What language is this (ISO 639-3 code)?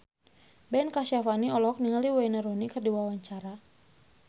sun